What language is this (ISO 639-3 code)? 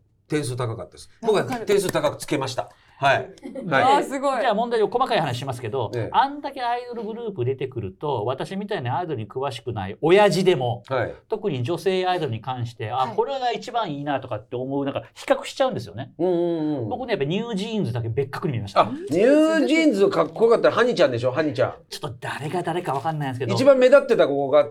jpn